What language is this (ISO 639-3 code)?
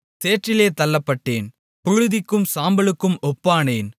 tam